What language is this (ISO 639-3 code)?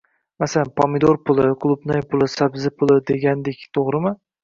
uzb